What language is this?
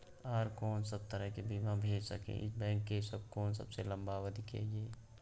Maithili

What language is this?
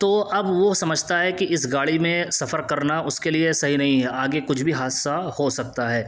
Urdu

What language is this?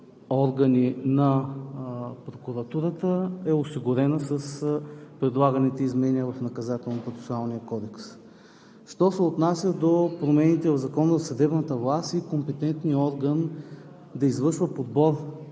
Bulgarian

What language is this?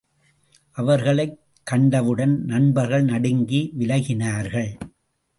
Tamil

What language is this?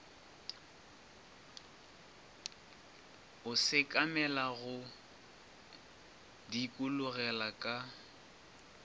Northern Sotho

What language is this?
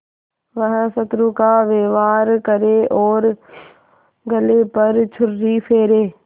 Hindi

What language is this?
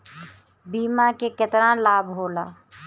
Bhojpuri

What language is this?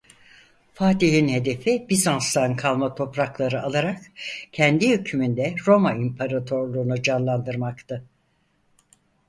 Turkish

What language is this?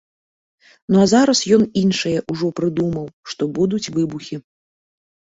Belarusian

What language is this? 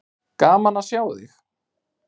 Icelandic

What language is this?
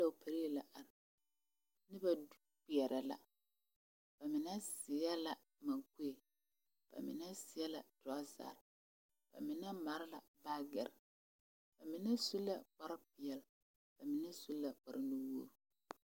Southern Dagaare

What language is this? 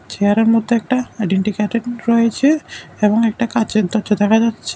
Bangla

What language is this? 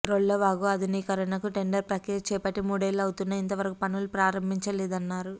Telugu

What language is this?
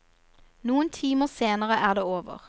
Norwegian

